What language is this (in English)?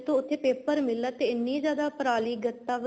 Punjabi